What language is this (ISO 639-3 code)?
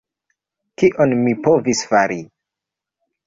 epo